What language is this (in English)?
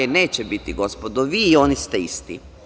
Serbian